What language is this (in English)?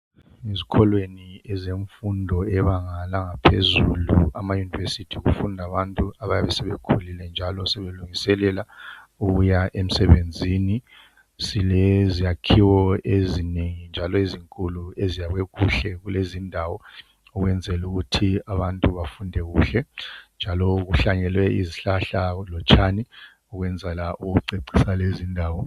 North Ndebele